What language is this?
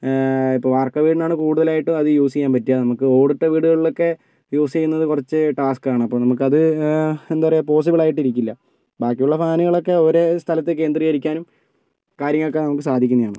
Malayalam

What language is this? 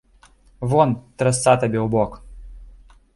Belarusian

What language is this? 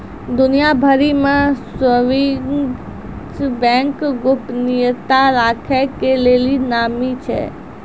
Maithili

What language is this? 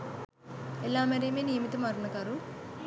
Sinhala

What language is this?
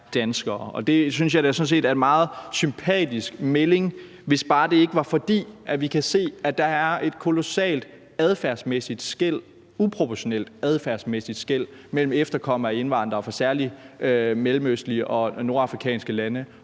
Danish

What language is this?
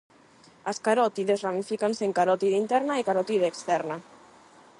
Galician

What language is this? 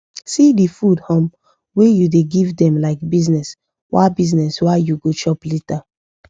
Nigerian Pidgin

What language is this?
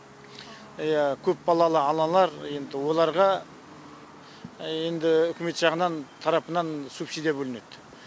Kazakh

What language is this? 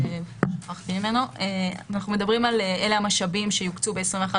Hebrew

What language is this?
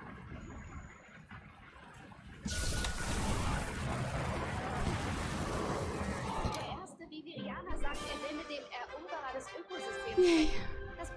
German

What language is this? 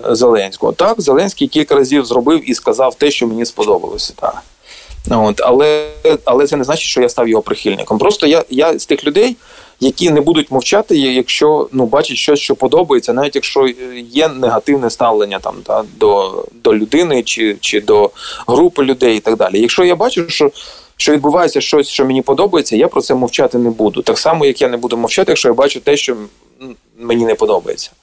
Ukrainian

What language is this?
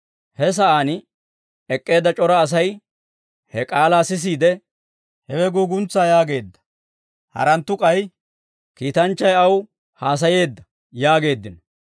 Dawro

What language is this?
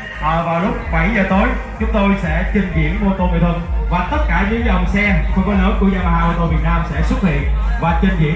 Vietnamese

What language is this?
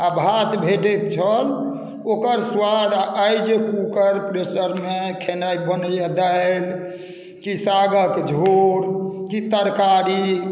Maithili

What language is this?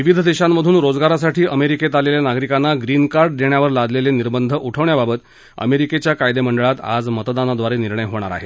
Marathi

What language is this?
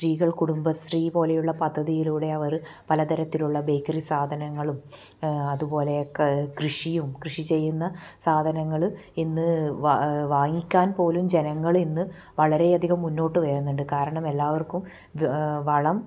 Malayalam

